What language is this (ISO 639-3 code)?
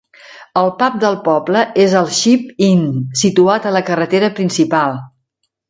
cat